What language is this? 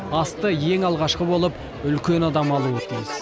Kazakh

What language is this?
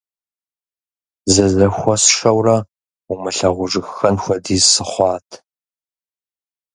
Kabardian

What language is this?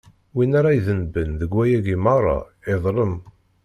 Kabyle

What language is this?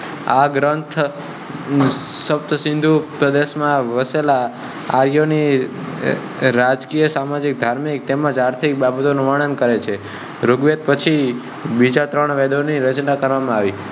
Gujarati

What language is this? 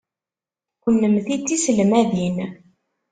Kabyle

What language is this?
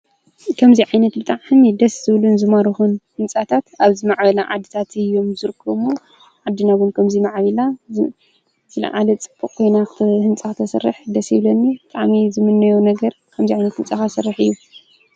Tigrinya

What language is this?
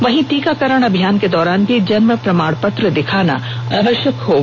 Hindi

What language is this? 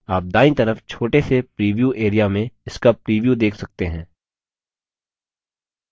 Hindi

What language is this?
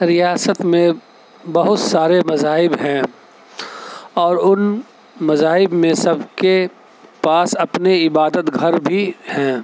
Urdu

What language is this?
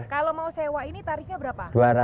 Indonesian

